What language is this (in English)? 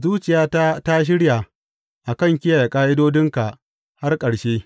Hausa